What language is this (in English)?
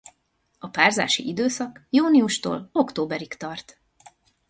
Hungarian